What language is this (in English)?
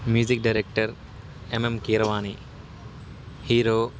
Telugu